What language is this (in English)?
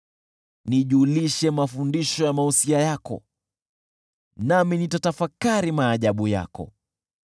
Swahili